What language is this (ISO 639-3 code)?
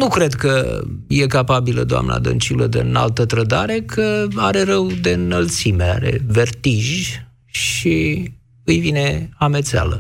ron